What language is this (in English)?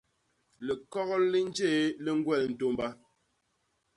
Basaa